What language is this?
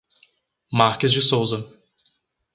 Portuguese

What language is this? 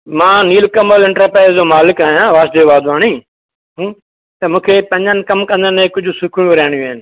Sindhi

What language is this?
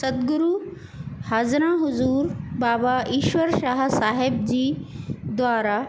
Sindhi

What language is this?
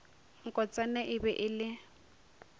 Northern Sotho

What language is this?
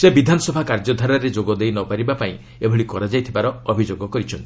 Odia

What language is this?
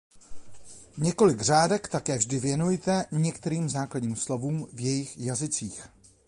Czech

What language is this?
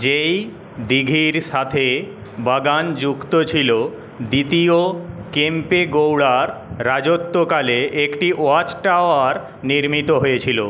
Bangla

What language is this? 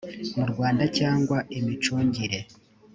Kinyarwanda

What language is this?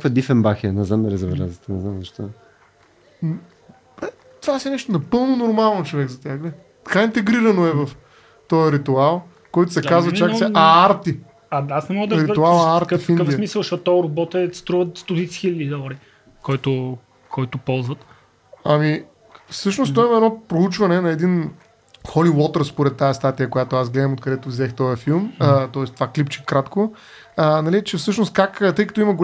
Bulgarian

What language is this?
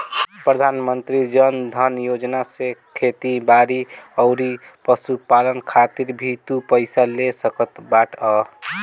Bhojpuri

